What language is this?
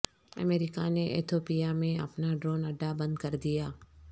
Urdu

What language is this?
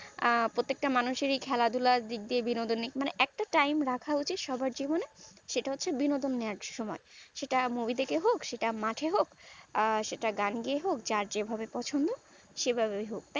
Bangla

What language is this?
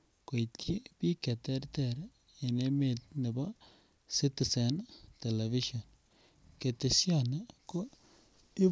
Kalenjin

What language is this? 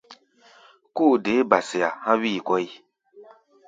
Gbaya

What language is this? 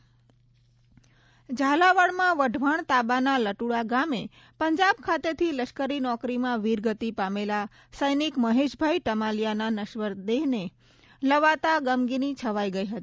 Gujarati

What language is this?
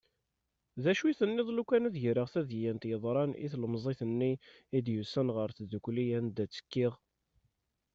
Kabyle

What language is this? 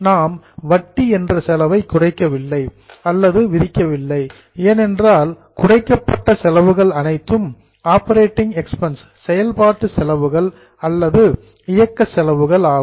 Tamil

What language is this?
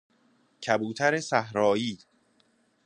Persian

